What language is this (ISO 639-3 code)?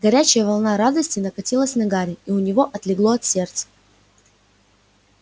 rus